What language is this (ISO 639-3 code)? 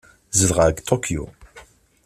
kab